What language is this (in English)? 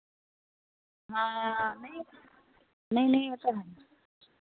Punjabi